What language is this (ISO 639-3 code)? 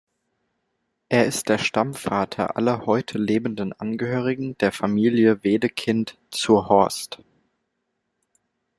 deu